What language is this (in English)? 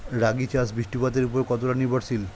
Bangla